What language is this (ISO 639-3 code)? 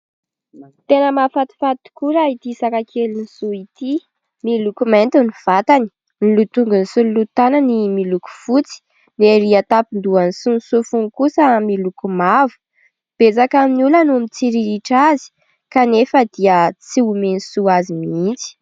mlg